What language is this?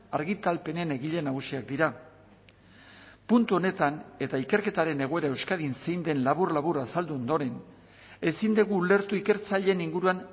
Basque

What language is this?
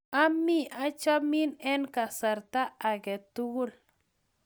Kalenjin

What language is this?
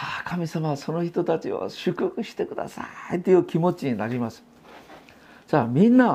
Japanese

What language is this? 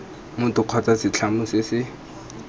Tswana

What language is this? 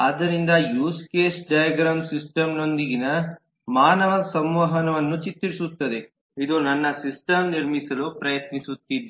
Kannada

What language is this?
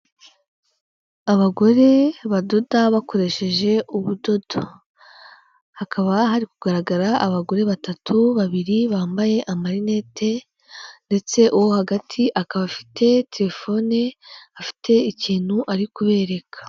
Kinyarwanda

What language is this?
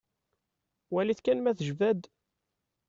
Kabyle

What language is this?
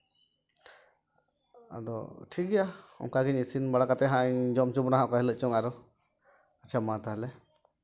Santali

